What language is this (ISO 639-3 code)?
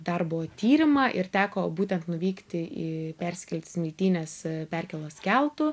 lit